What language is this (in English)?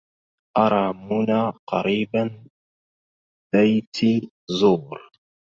Arabic